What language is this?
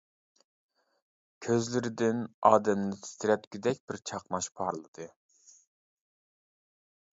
Uyghur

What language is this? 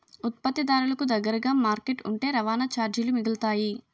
Telugu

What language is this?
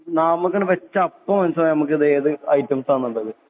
Malayalam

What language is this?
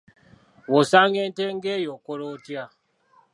Ganda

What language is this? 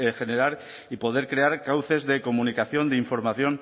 Spanish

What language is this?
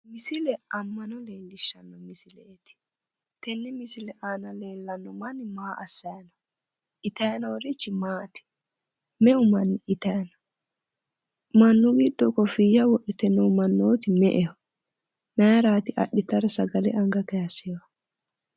Sidamo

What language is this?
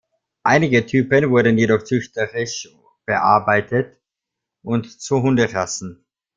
German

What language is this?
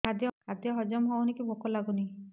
Odia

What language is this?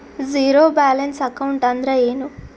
Kannada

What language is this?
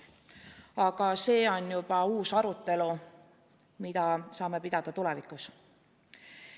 Estonian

